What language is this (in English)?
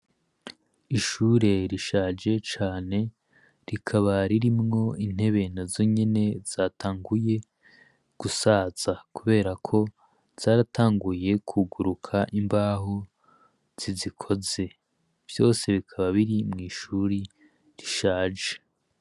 Rundi